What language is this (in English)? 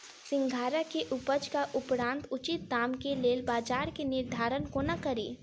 Maithili